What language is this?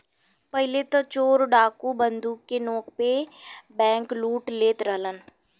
Bhojpuri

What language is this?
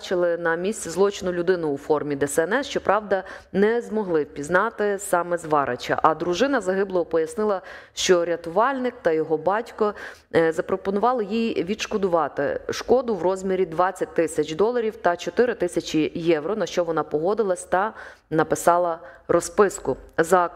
Ukrainian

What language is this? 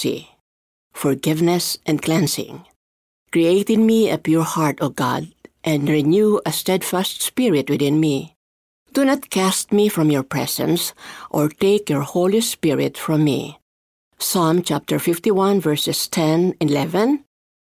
Filipino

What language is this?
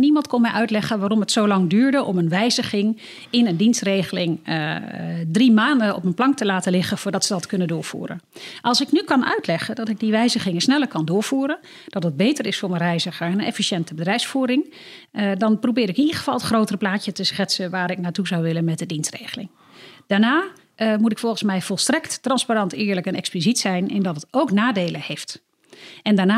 Dutch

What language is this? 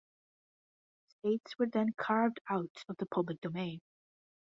English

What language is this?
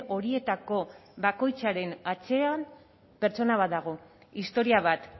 Basque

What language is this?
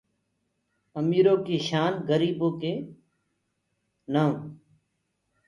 Gurgula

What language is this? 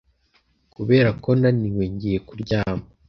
Kinyarwanda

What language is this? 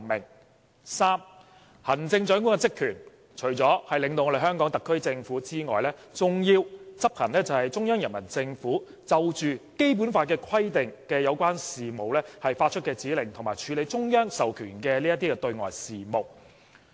Cantonese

